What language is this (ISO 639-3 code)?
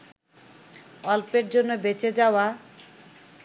ben